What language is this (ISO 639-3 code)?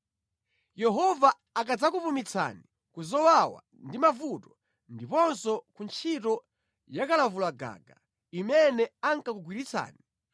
nya